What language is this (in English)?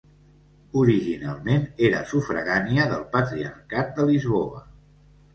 Catalan